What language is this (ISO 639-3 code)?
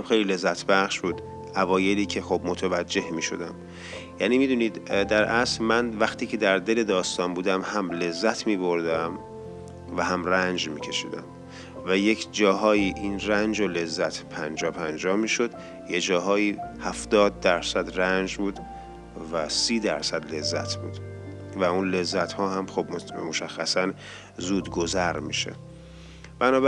fas